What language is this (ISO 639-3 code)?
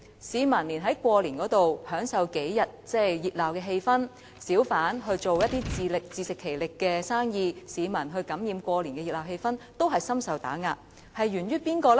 yue